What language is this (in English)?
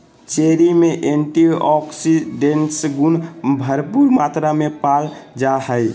Magahi